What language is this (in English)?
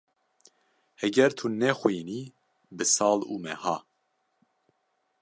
Kurdish